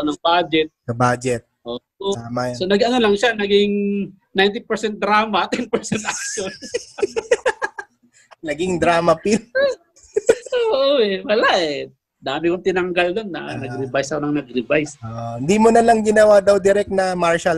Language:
Filipino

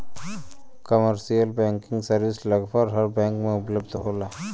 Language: Bhojpuri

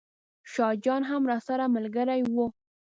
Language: Pashto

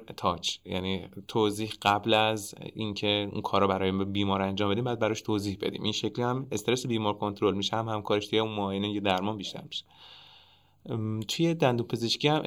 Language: Persian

